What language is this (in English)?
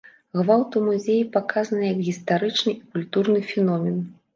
Belarusian